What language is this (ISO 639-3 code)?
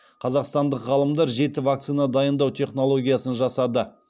kaz